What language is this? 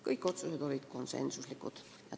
Estonian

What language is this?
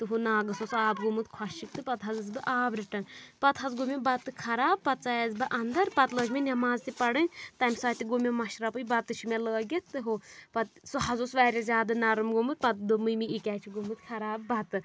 Kashmiri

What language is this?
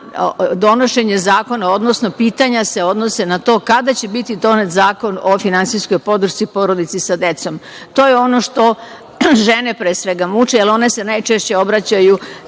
Serbian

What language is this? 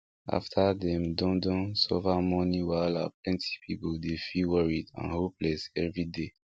Nigerian Pidgin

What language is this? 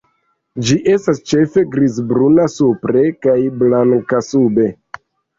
Esperanto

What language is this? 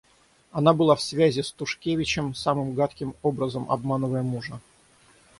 Russian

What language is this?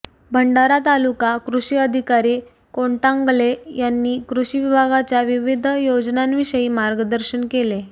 Marathi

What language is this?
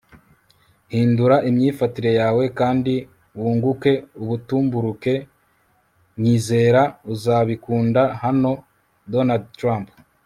Kinyarwanda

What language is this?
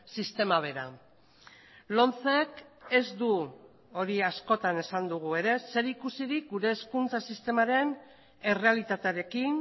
Basque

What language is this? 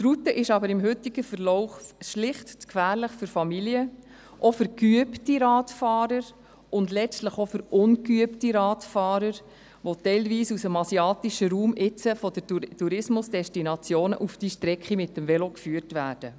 Swiss German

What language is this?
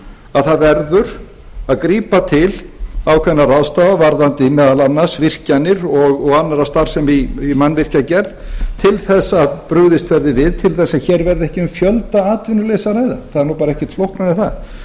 Icelandic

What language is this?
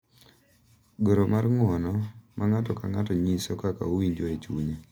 Luo (Kenya and Tanzania)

